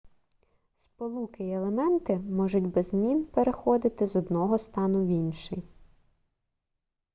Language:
Ukrainian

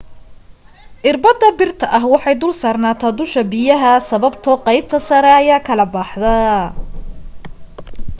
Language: Somali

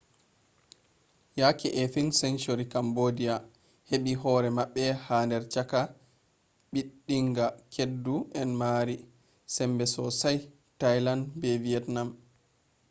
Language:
Fula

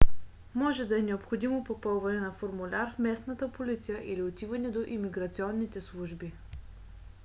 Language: Bulgarian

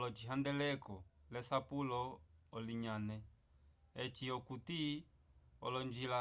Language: Umbundu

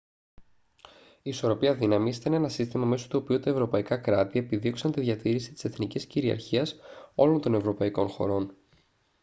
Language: Greek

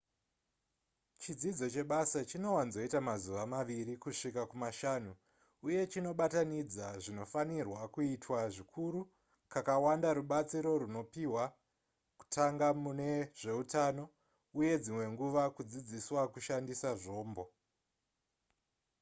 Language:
Shona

